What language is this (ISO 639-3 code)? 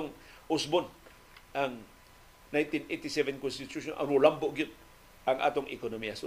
fil